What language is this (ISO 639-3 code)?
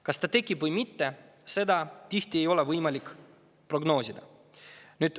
est